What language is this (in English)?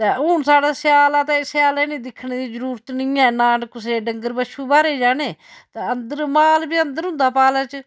Dogri